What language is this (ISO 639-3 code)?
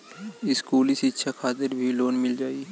bho